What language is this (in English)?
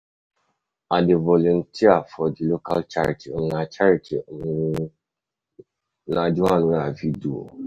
Nigerian Pidgin